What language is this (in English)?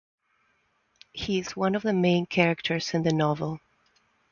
English